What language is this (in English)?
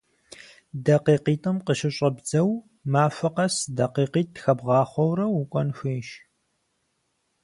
Kabardian